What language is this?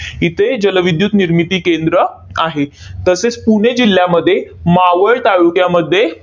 Marathi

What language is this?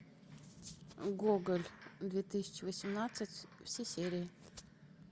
Russian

